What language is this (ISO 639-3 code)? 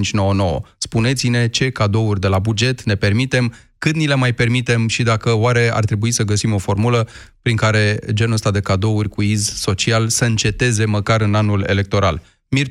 ron